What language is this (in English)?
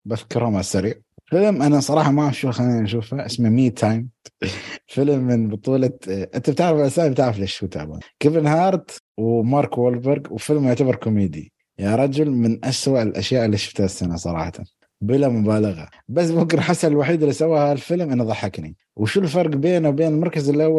Arabic